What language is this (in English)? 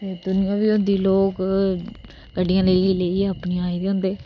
Dogri